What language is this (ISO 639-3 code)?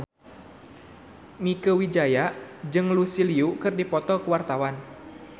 sun